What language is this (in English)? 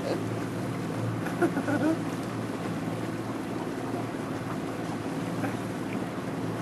Swedish